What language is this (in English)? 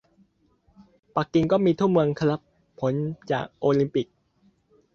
Thai